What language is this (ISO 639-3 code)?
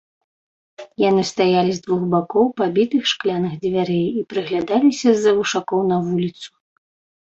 bel